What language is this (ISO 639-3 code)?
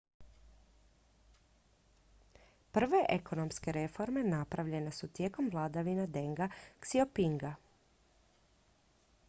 hrv